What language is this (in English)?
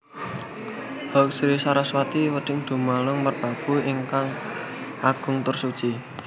Javanese